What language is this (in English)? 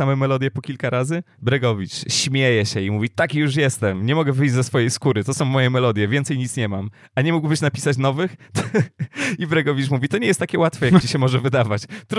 Polish